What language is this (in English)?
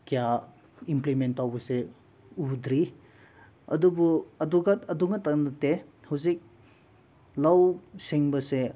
Manipuri